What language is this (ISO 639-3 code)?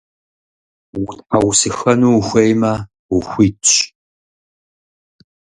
kbd